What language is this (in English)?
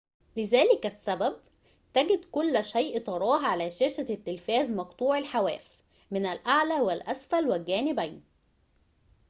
Arabic